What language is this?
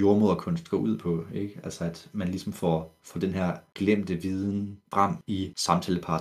Danish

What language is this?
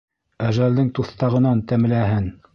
Bashkir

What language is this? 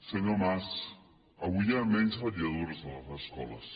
Catalan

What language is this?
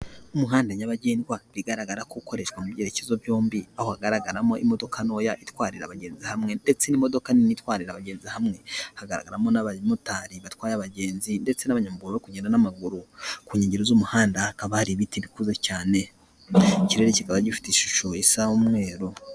Kinyarwanda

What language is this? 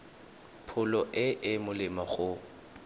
Tswana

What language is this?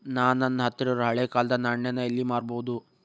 Kannada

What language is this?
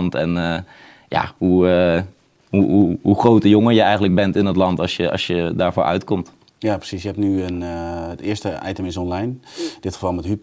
Dutch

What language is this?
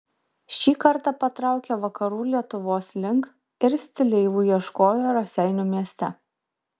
Lithuanian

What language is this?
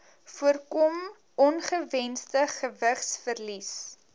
Afrikaans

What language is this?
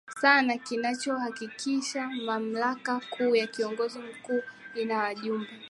Swahili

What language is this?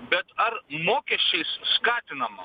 Lithuanian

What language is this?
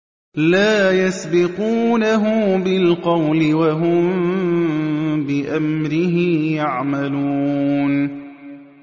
Arabic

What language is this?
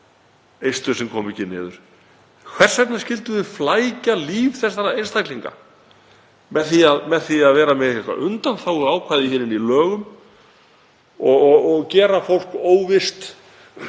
Icelandic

